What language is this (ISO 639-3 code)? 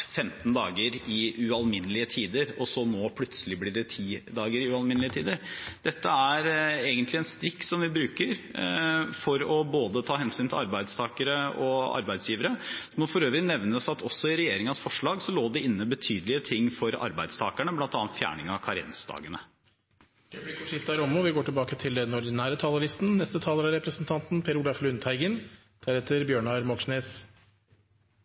nob